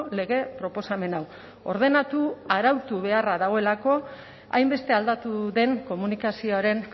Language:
Basque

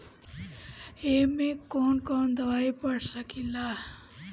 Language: Bhojpuri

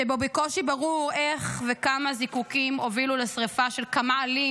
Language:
Hebrew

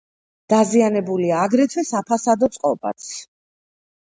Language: Georgian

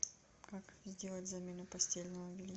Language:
Russian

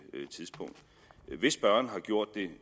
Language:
Danish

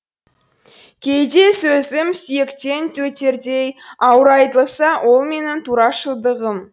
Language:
Kazakh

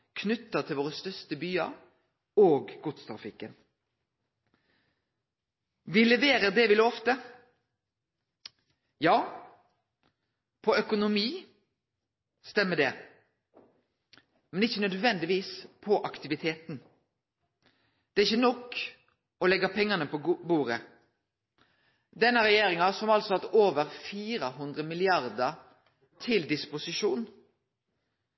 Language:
Norwegian Nynorsk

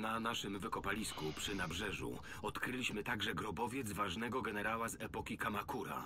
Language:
Polish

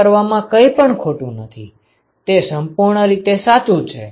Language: Gujarati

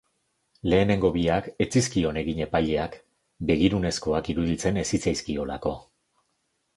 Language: Basque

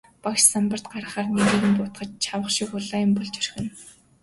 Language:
Mongolian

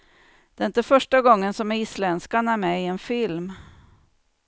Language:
Swedish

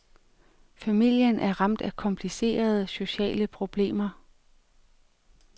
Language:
Danish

